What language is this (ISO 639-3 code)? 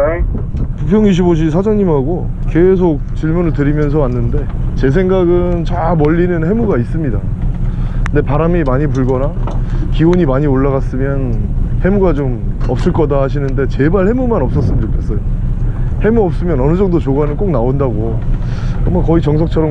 kor